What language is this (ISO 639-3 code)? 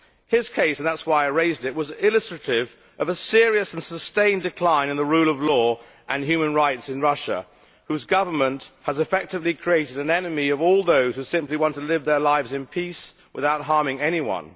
eng